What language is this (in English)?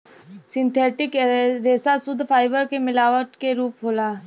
Bhojpuri